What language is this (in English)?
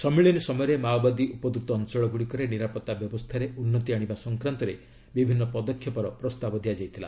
Odia